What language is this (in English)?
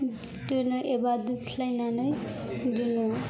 Bodo